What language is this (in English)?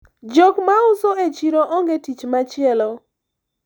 Luo (Kenya and Tanzania)